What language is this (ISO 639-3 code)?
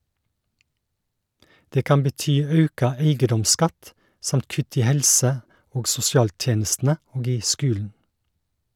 nor